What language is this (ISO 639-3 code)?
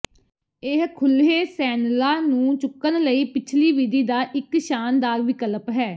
pan